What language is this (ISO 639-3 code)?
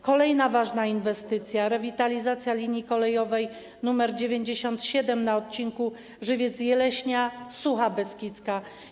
pol